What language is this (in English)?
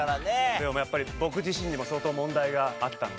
Japanese